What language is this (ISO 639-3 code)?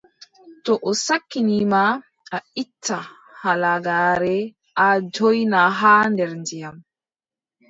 fub